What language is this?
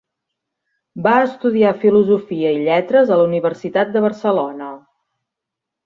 Catalan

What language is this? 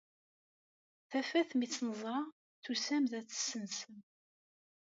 Kabyle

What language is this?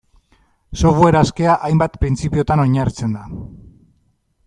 Basque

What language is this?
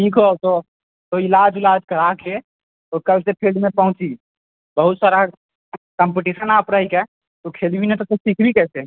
Maithili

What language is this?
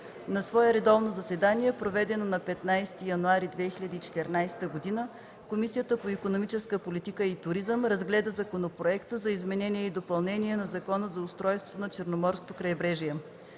Bulgarian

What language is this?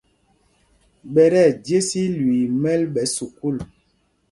Mpumpong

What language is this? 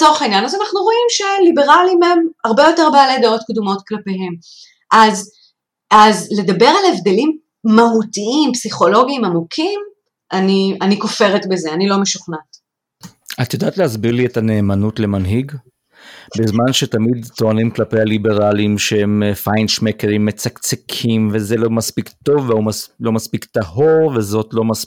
Hebrew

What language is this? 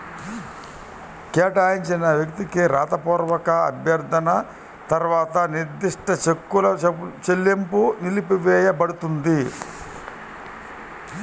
Telugu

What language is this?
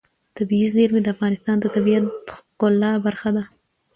Pashto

